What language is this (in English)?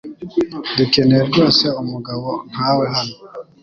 Kinyarwanda